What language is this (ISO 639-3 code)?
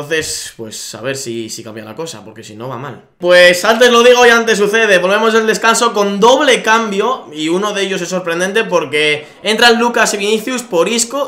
spa